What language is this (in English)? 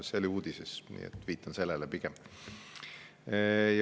Estonian